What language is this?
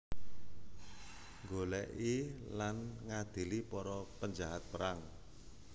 Javanese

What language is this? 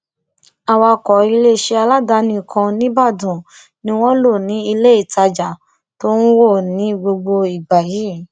Yoruba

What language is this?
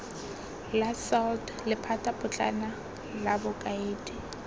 Tswana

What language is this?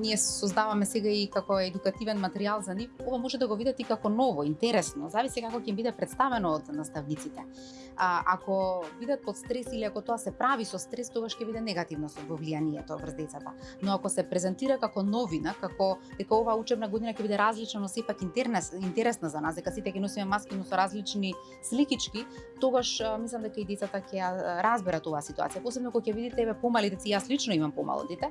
Macedonian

